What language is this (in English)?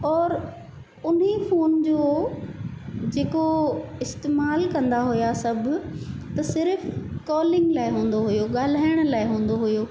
Sindhi